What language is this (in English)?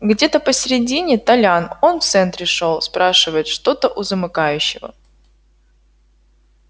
Russian